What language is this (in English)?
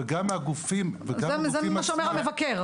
Hebrew